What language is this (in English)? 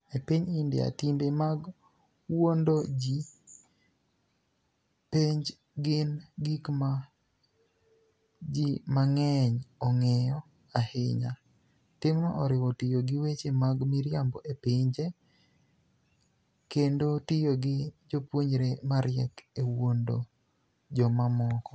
Luo (Kenya and Tanzania)